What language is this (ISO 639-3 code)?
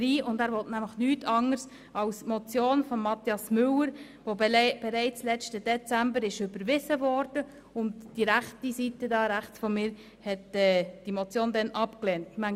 gsw